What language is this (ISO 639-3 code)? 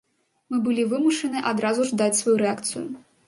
bel